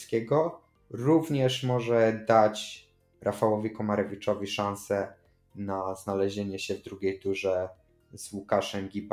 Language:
Polish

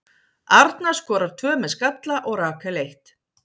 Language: Icelandic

